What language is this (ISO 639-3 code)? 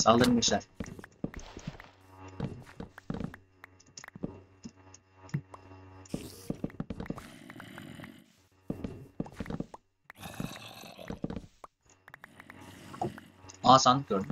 tur